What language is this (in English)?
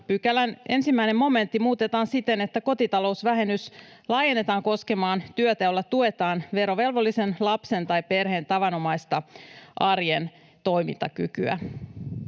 Finnish